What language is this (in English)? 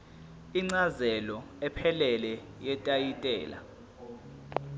Zulu